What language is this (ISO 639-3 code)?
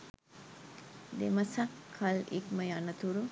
sin